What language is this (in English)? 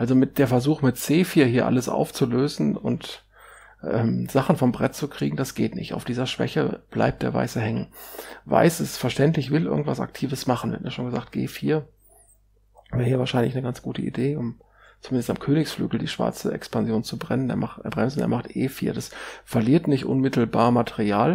German